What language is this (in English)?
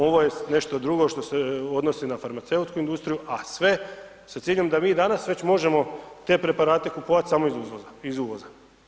Croatian